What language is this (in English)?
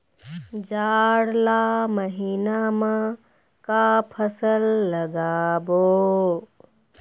Chhattisgarhi